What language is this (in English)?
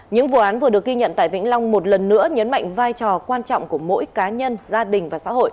Vietnamese